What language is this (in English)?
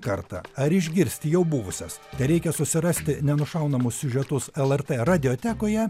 Lithuanian